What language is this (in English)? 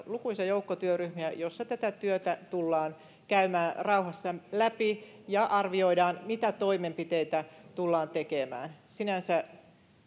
Finnish